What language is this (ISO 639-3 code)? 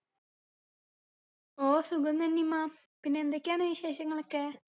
mal